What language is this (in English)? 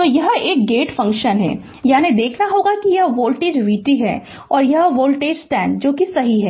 Hindi